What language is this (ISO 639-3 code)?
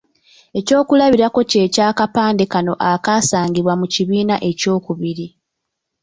lug